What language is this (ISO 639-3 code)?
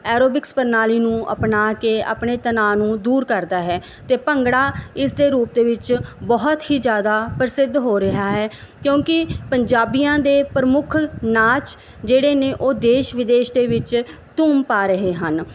pan